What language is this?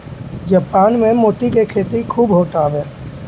Bhojpuri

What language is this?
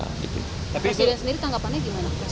Indonesian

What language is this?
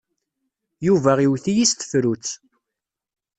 Kabyle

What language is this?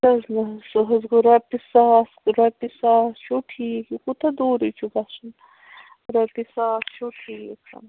Kashmiri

